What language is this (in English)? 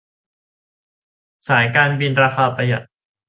Thai